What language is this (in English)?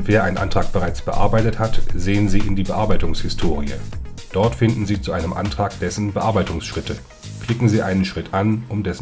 German